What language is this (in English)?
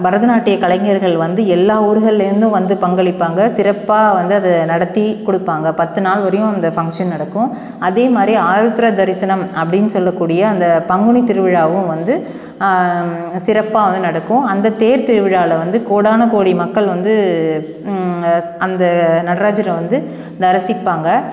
Tamil